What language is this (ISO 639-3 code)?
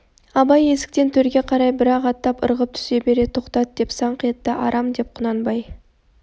kaz